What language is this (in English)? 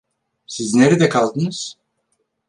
Turkish